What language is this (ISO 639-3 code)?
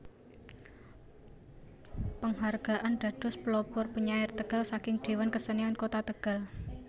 jav